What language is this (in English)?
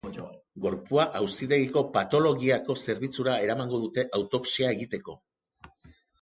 Basque